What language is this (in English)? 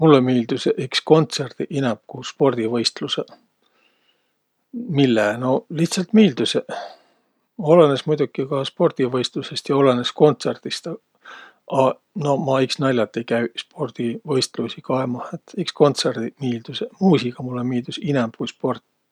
Võro